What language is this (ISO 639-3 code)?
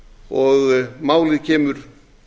isl